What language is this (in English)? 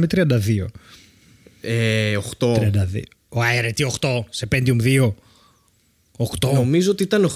Greek